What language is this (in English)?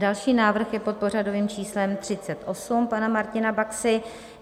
Czech